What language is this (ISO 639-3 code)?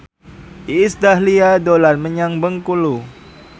jav